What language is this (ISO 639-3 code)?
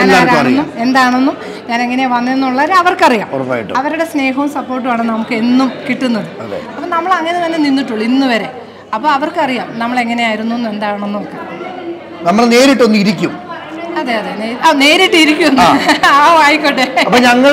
mal